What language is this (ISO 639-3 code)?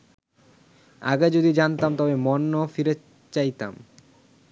ben